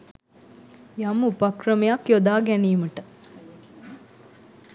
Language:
Sinhala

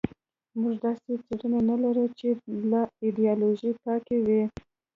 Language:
Pashto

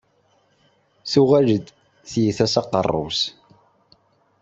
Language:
Kabyle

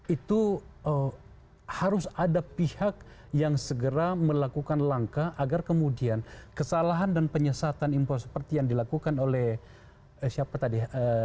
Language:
Indonesian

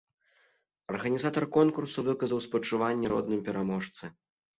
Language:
Belarusian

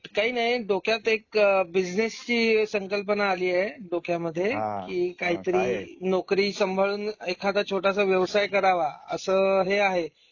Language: Marathi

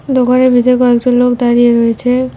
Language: Bangla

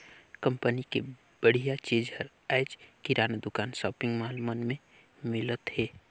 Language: Chhattisgarhi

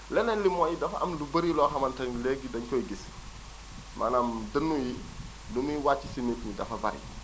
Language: Wolof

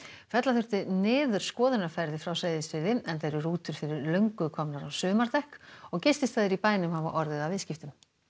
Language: Icelandic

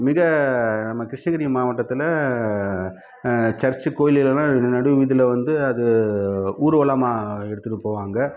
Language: Tamil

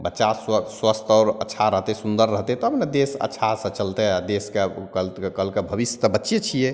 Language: Maithili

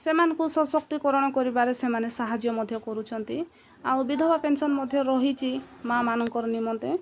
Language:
Odia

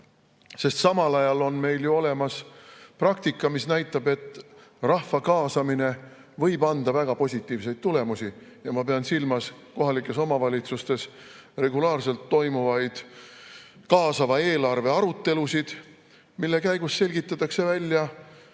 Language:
Estonian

